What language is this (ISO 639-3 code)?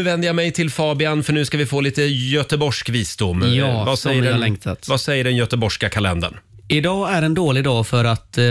swe